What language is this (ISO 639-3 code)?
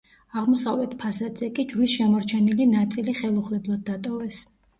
kat